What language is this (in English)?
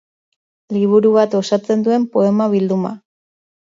Basque